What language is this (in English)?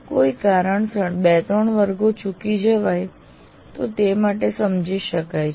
Gujarati